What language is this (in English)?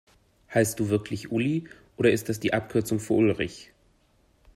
German